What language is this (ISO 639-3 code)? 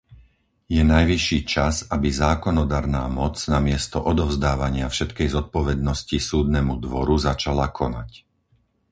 slk